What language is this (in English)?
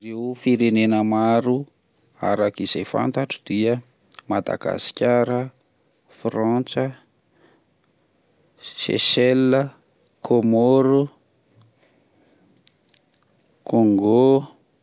Malagasy